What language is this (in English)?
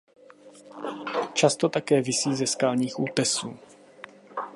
Czech